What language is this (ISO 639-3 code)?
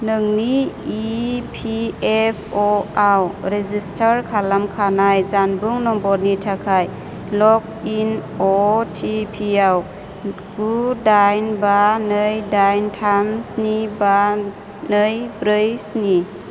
brx